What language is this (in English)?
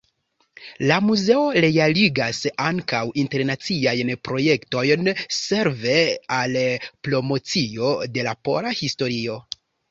Esperanto